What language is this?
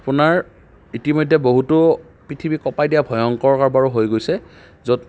Assamese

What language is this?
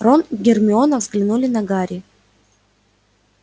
Russian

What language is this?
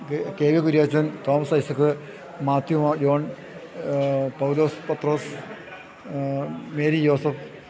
Malayalam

